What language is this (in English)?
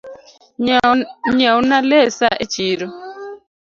Luo (Kenya and Tanzania)